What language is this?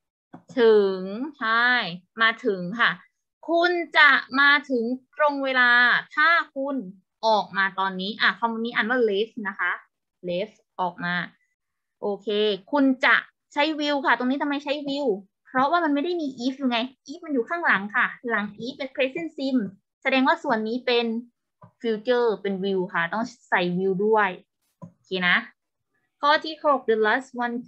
Thai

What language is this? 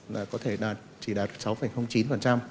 Vietnamese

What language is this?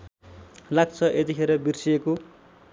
Nepali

